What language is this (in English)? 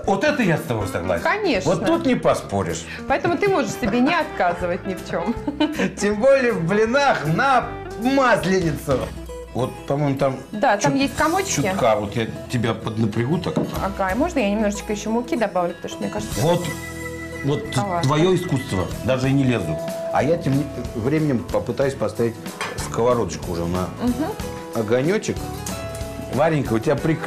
Russian